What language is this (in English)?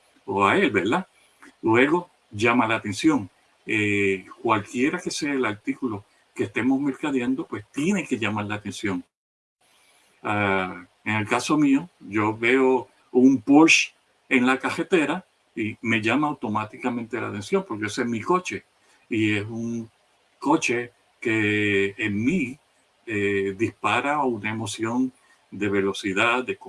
Spanish